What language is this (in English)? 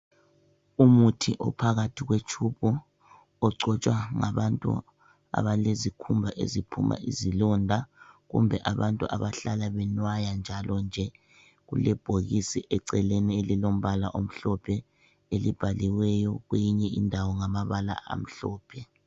North Ndebele